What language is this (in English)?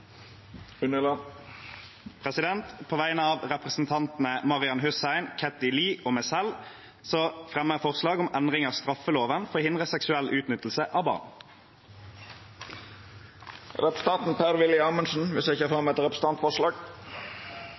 Norwegian